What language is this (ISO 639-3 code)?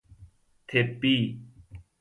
fas